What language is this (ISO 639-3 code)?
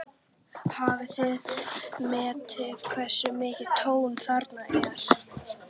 isl